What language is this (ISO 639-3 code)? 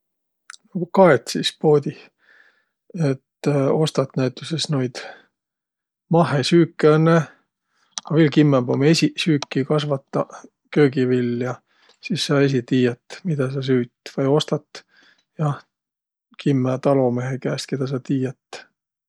vro